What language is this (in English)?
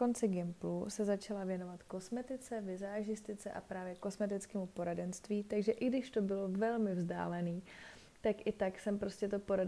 Czech